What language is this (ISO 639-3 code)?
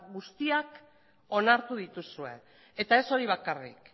eus